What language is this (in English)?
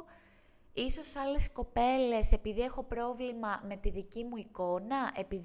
Greek